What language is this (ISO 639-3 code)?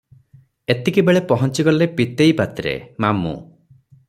ori